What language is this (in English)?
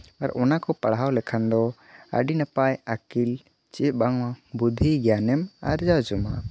Santali